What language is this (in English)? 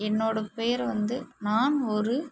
Tamil